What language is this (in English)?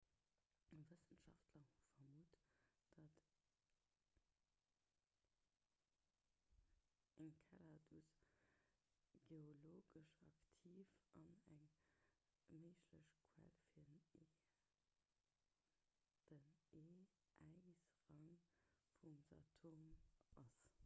Luxembourgish